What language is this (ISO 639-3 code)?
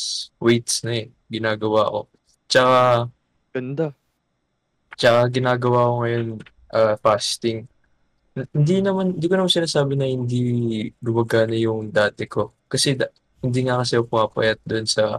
fil